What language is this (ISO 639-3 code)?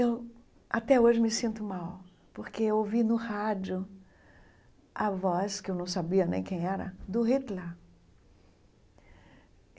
por